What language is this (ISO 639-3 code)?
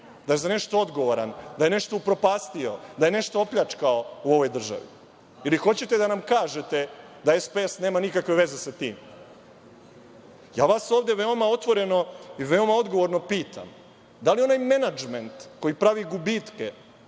srp